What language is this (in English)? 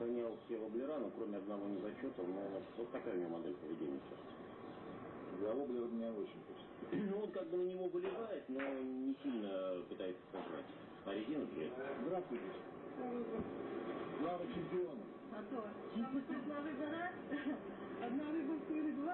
Russian